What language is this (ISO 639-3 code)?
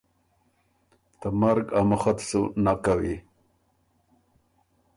oru